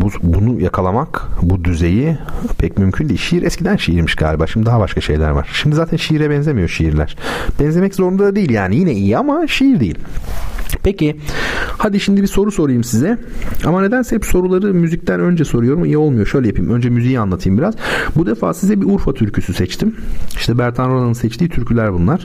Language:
Turkish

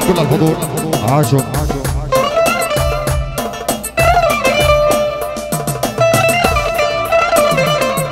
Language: Arabic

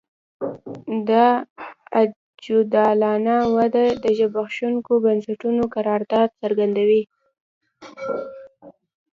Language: Pashto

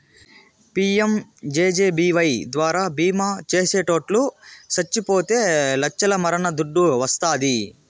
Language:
Telugu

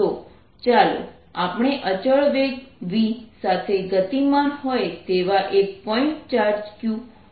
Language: Gujarati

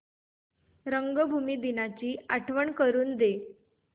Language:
Marathi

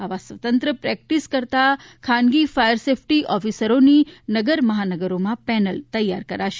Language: Gujarati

